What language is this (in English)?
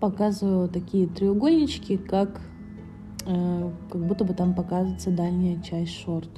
Russian